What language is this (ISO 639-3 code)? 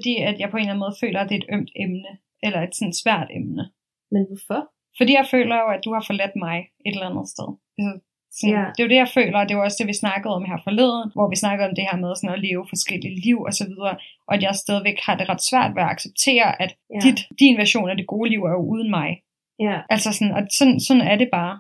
dan